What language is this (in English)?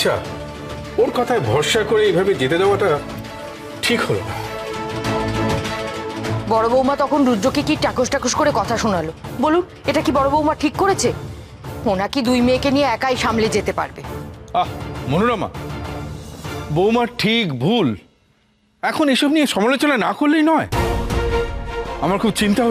Romanian